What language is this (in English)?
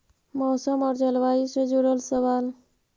Magahi